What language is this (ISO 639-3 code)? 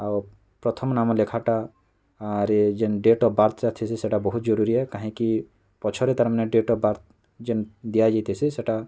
ori